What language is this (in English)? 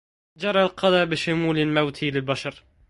Arabic